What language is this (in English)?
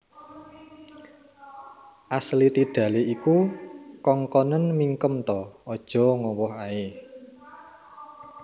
Javanese